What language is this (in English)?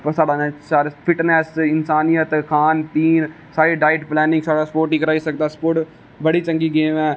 Dogri